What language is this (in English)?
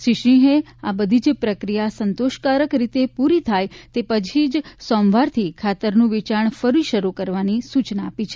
Gujarati